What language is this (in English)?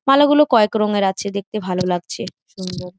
Bangla